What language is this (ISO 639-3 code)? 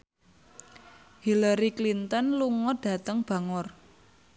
jav